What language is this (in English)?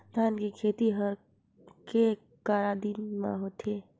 Chhattisgarhi